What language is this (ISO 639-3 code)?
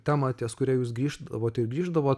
lit